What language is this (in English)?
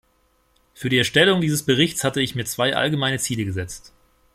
German